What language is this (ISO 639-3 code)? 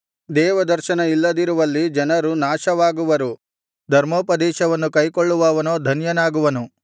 kan